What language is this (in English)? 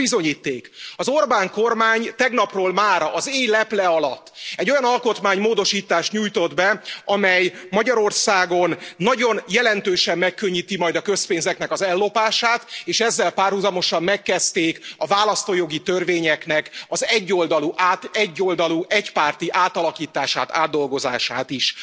Hungarian